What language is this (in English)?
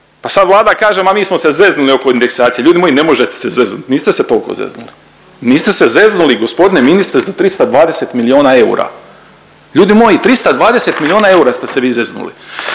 Croatian